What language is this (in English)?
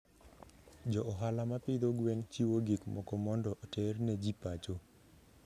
Luo (Kenya and Tanzania)